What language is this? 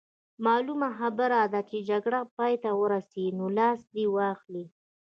Pashto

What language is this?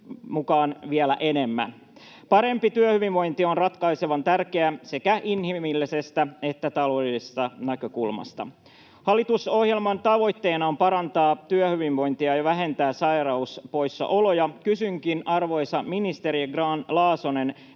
Finnish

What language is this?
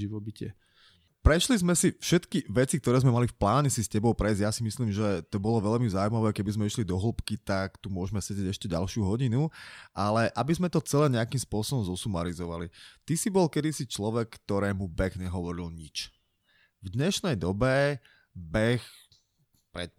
Slovak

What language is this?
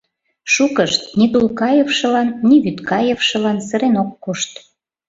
Mari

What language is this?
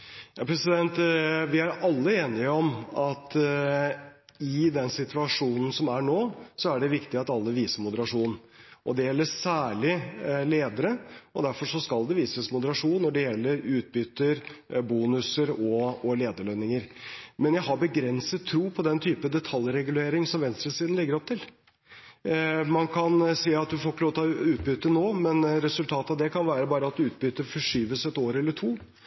Norwegian Bokmål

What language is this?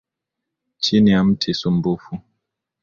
Swahili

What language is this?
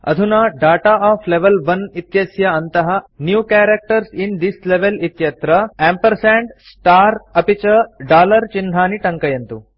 Sanskrit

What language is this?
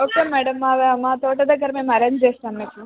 Telugu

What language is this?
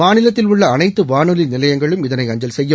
Tamil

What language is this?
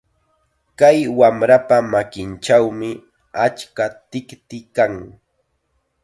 Chiquián Ancash Quechua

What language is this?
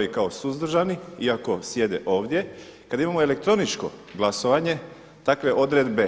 Croatian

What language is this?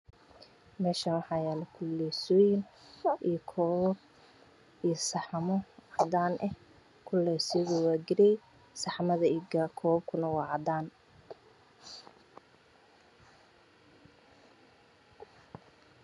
Somali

